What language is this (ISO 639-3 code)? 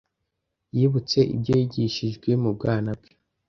kin